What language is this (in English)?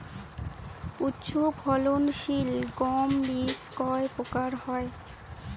Bangla